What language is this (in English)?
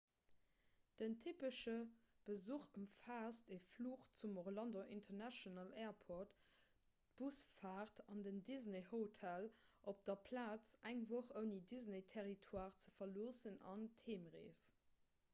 Luxembourgish